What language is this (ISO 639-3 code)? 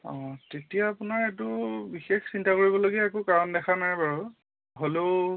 asm